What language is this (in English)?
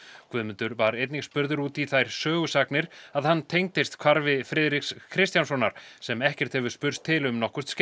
Icelandic